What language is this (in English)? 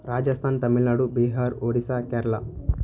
Telugu